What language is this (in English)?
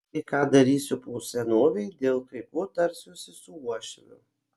Lithuanian